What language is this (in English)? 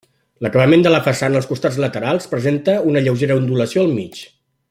Catalan